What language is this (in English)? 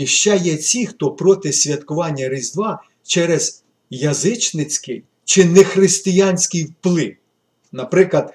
Ukrainian